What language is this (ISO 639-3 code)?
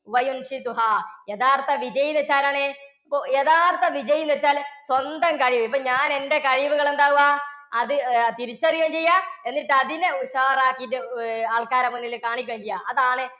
mal